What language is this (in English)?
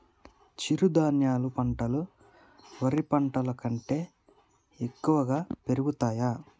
Telugu